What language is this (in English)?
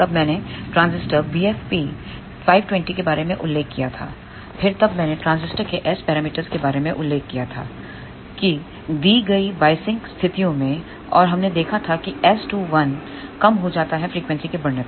Hindi